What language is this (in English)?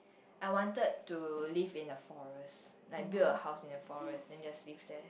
English